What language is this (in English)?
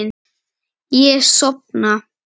Icelandic